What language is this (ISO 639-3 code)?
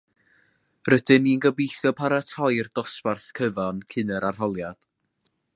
cym